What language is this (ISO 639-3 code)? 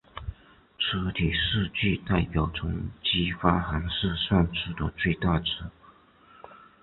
zho